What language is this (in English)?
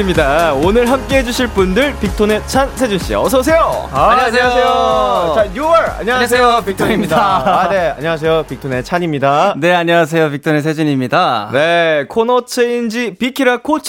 Korean